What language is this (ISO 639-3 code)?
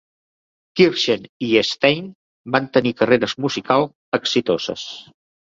cat